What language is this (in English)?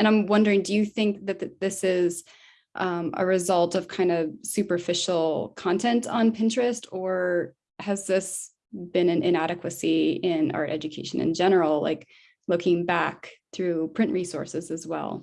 English